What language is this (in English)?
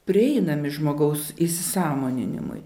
Lithuanian